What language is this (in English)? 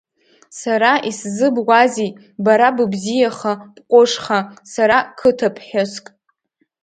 Abkhazian